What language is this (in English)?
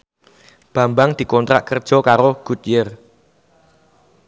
Javanese